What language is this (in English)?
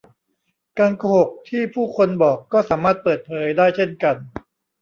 Thai